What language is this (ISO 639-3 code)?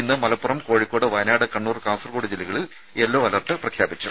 mal